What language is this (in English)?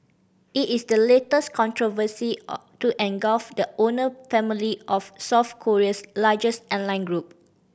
English